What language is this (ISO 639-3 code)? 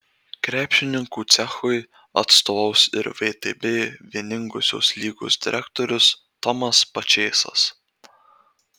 lit